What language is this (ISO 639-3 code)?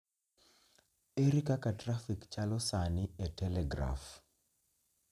luo